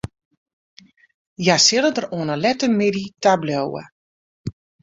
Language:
Western Frisian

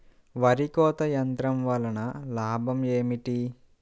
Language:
Telugu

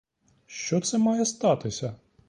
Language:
Ukrainian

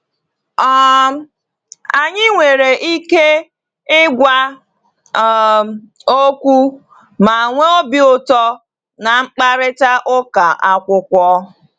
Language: Igbo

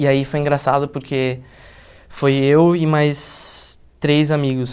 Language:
Portuguese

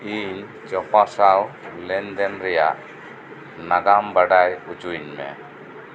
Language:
Santali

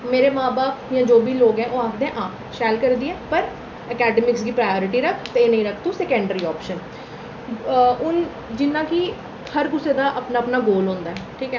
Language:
Dogri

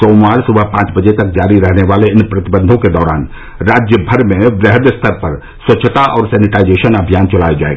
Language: Hindi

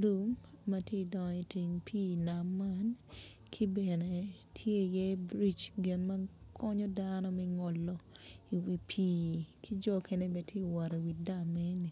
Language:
Acoli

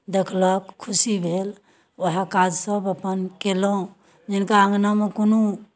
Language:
Maithili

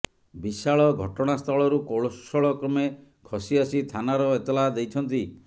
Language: Odia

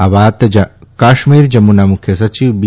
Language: Gujarati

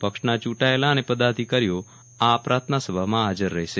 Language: Gujarati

